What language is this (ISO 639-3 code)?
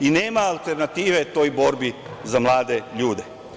srp